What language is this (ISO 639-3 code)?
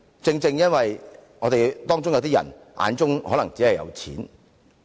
yue